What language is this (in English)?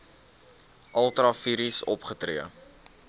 Afrikaans